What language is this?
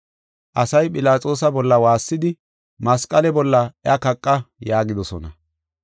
Gofa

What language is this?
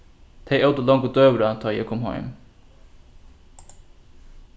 Faroese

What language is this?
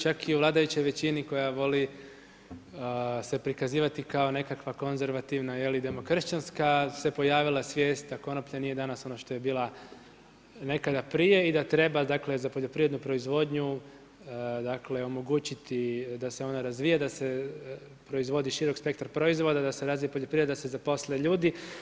Croatian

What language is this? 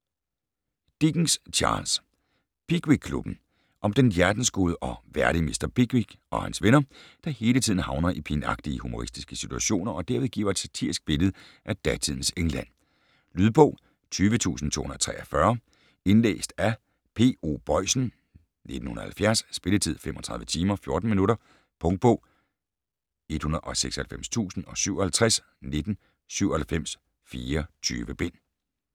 Danish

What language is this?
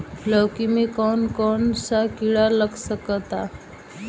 Bhojpuri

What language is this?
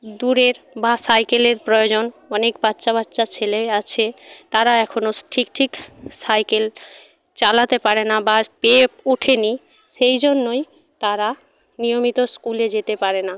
Bangla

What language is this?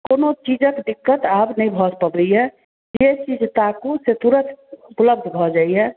Maithili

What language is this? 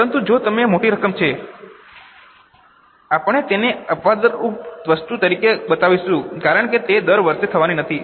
Gujarati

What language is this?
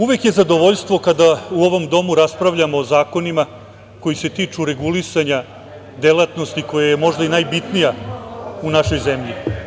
Serbian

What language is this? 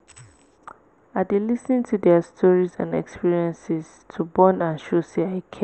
Nigerian Pidgin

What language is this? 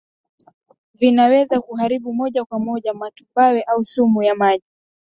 Swahili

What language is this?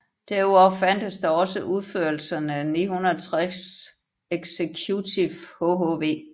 Danish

